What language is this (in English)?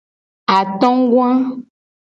Gen